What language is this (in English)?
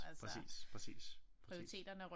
Danish